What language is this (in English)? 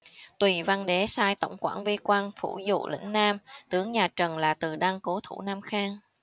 Vietnamese